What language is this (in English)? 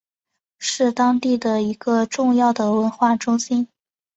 Chinese